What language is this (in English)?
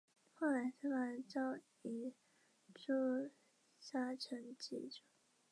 Chinese